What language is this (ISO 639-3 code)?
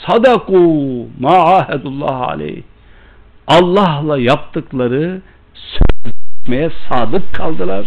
tur